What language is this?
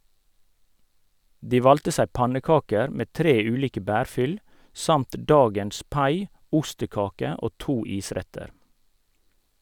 Norwegian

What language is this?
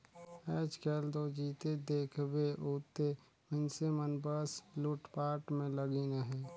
Chhattisgarhi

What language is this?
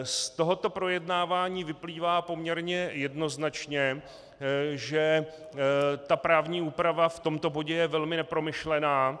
Czech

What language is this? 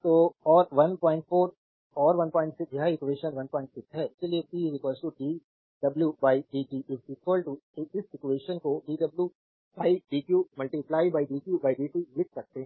Hindi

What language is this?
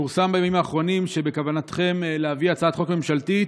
Hebrew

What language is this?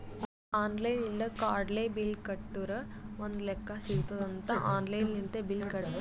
Kannada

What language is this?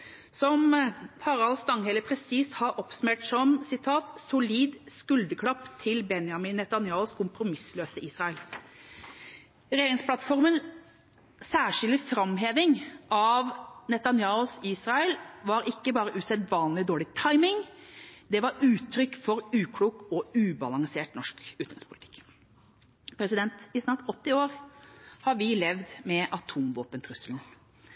Norwegian Bokmål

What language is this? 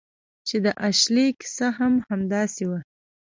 Pashto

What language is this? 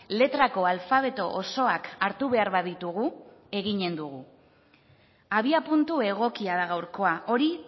Basque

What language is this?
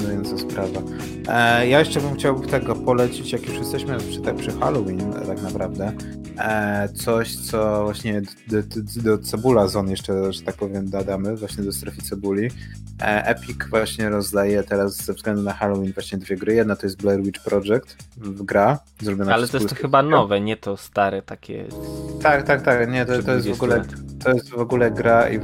Polish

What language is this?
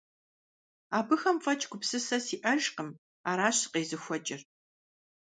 Kabardian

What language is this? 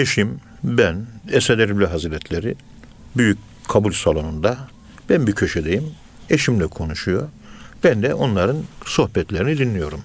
Turkish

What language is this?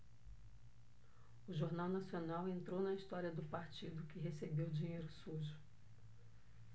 Portuguese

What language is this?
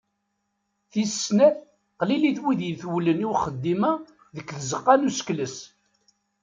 Kabyle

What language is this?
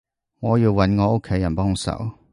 Cantonese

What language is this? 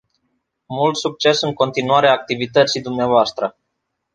Romanian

